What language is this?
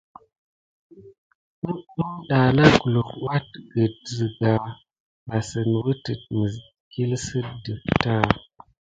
Gidar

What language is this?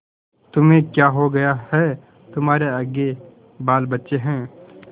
Hindi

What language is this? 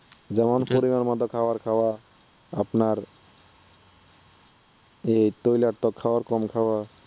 Bangla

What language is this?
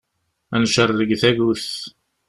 Kabyle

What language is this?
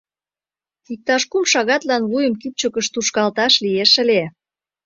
Mari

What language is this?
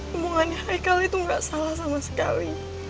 Indonesian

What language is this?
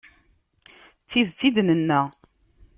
Kabyle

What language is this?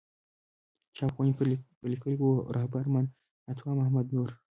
Pashto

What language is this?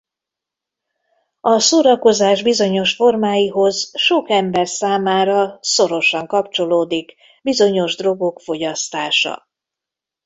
Hungarian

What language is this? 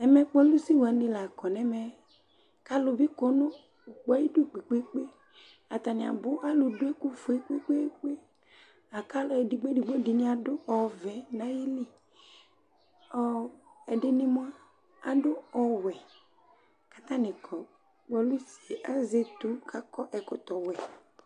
Ikposo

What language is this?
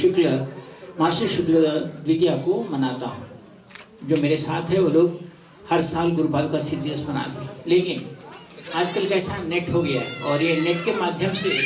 Hindi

